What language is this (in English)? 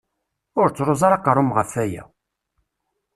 Kabyle